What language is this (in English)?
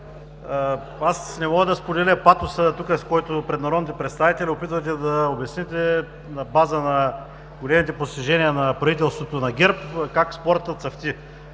Bulgarian